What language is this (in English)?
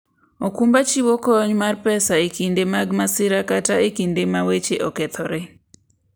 Luo (Kenya and Tanzania)